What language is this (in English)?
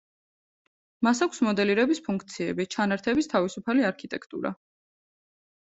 Georgian